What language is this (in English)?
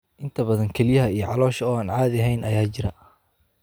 Somali